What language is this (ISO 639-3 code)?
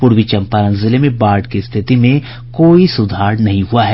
hin